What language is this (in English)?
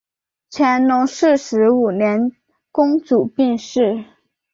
Chinese